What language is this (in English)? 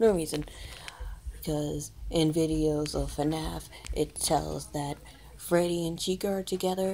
English